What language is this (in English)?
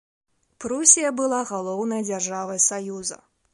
Belarusian